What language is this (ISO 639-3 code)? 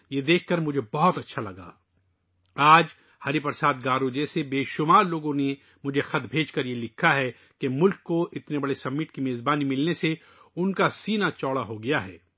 urd